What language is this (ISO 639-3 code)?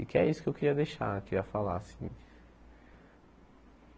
por